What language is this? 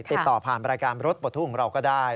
Thai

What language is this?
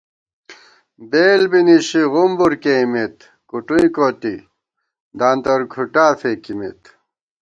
Gawar-Bati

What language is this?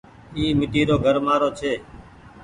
Goaria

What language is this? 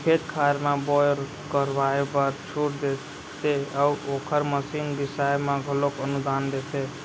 Chhattisgarhi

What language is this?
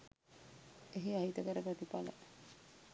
Sinhala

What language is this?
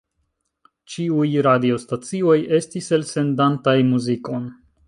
Esperanto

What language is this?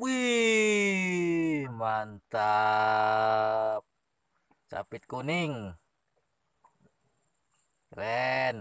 Indonesian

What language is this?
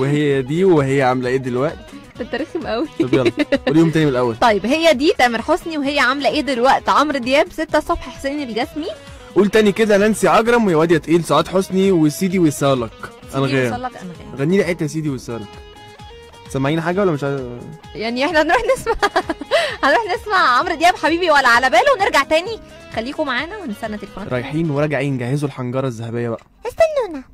Arabic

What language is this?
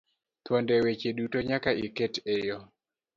Luo (Kenya and Tanzania)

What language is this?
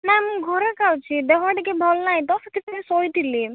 Odia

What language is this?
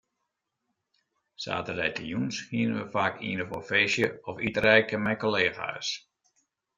Western Frisian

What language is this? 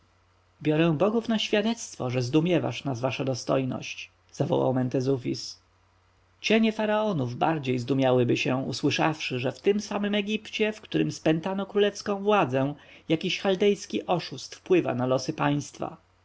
Polish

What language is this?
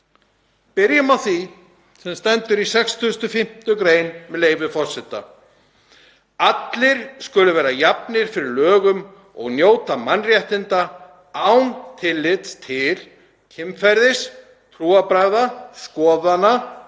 Icelandic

